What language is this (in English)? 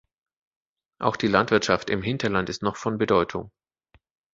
German